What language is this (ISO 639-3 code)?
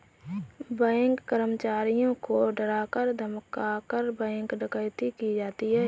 hin